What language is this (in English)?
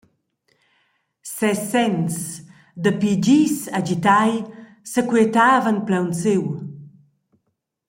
Romansh